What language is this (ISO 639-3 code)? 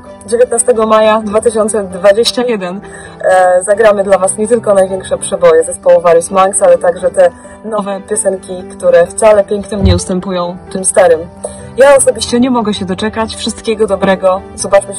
pol